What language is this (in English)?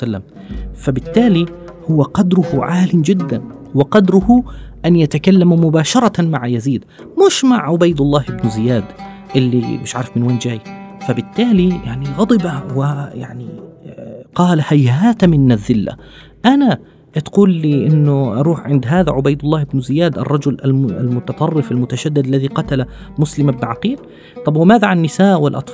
Arabic